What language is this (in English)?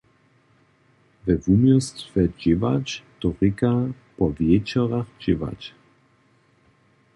Upper Sorbian